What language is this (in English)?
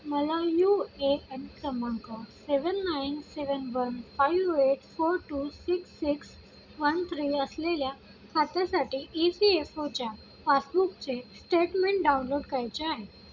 Marathi